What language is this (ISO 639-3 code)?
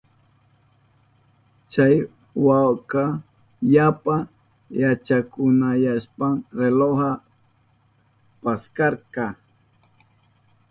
qup